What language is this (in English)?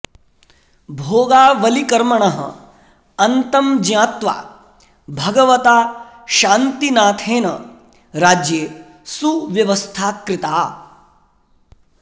Sanskrit